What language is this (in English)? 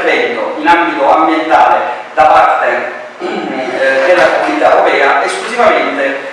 Italian